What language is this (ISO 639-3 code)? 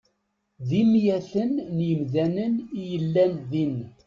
kab